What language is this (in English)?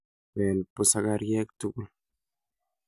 Kalenjin